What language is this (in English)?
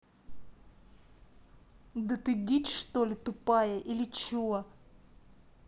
Russian